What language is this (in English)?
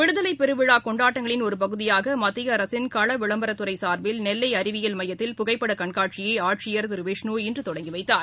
Tamil